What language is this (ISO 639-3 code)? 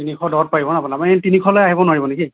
asm